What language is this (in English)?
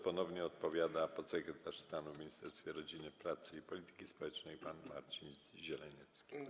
Polish